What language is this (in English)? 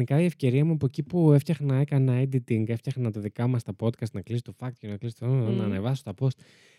Greek